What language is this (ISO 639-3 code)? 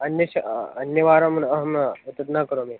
san